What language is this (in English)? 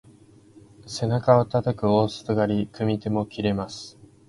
Japanese